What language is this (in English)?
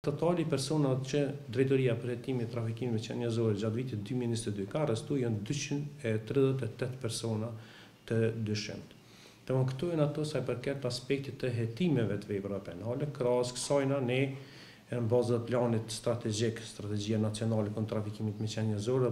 Romanian